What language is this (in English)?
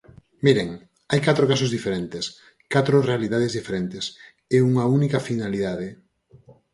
Galician